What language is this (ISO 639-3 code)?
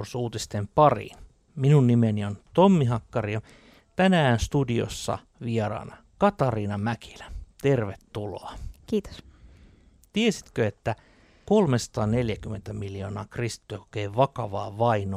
fin